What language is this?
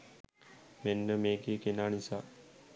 Sinhala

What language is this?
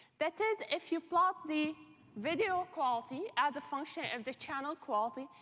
English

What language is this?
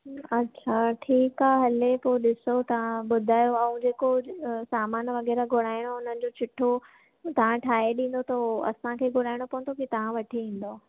Sindhi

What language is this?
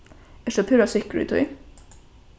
Faroese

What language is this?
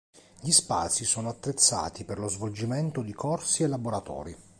Italian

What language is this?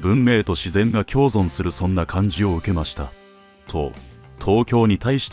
Japanese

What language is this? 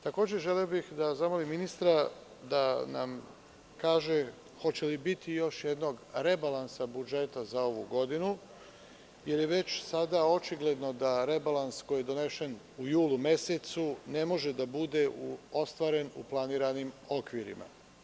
Serbian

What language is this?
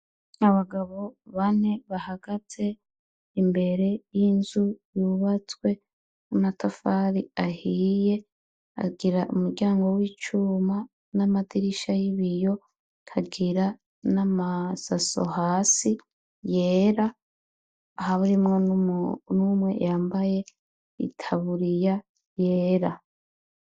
Rundi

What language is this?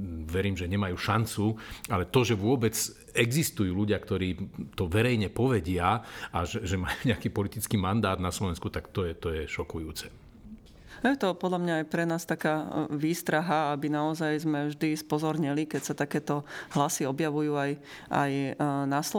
Slovak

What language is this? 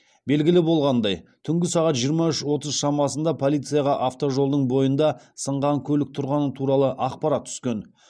Kazakh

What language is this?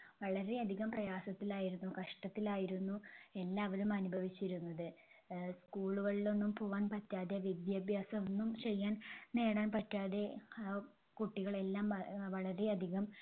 Malayalam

